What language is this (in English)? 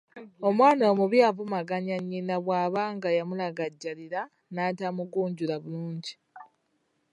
Ganda